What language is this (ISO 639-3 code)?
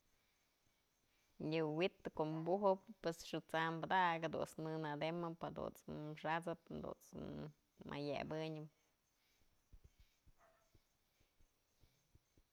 mzl